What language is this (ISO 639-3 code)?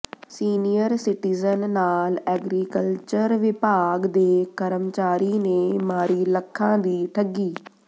pan